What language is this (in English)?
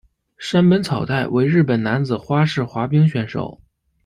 Chinese